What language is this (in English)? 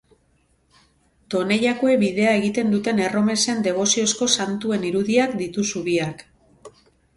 Basque